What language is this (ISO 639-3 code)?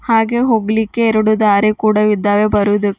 kan